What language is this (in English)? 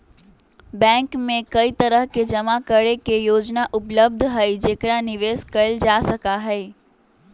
Magahi